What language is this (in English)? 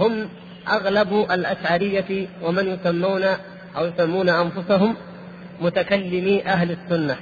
Arabic